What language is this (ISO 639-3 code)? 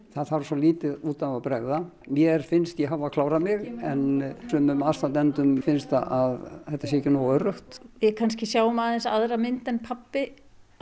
isl